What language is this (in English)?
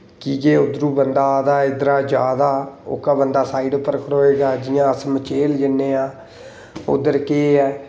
Dogri